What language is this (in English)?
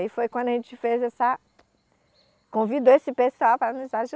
Portuguese